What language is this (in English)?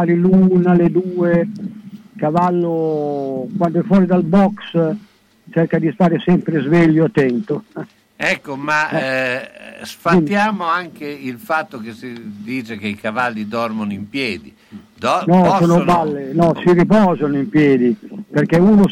Italian